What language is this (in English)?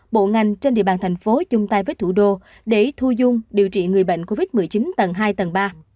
Vietnamese